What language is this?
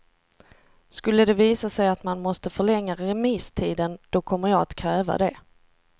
Swedish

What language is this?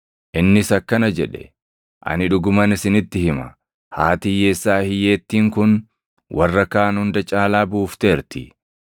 Oromo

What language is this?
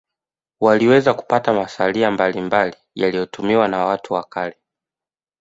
Swahili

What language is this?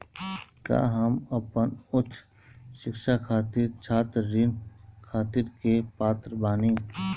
Bhojpuri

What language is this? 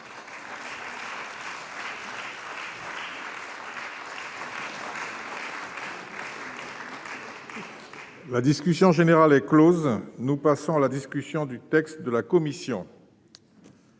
French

